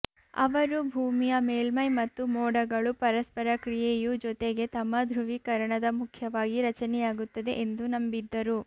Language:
Kannada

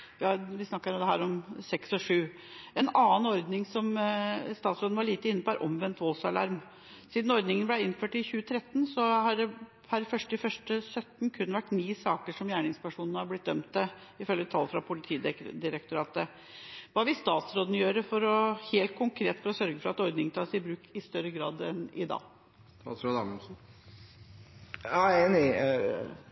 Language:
Norwegian Bokmål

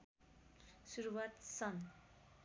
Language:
Nepali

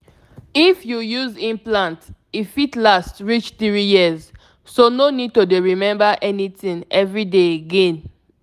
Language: Nigerian Pidgin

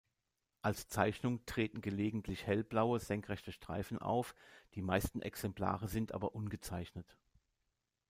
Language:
German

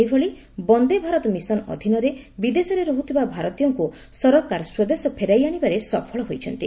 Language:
Odia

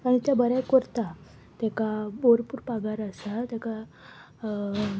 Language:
Konkani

